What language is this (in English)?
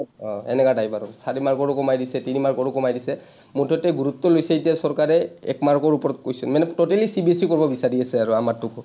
Assamese